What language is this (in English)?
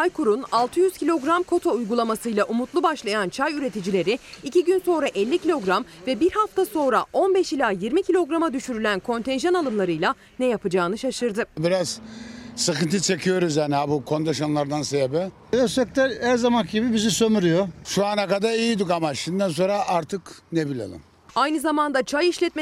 Turkish